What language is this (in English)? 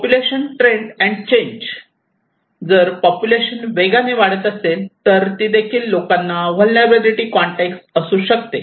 Marathi